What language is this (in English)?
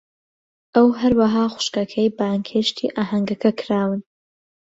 Central Kurdish